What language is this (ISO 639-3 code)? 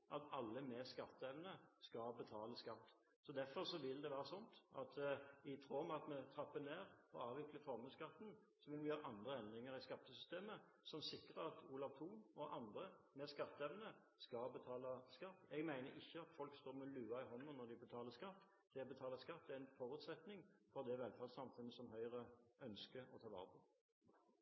nob